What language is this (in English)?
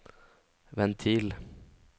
Norwegian